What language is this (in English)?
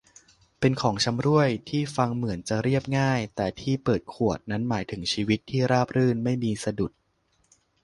Thai